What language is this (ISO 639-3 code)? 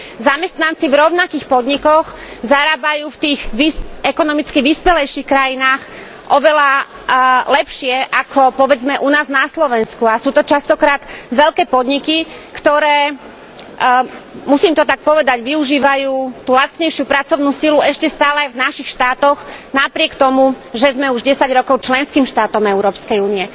slk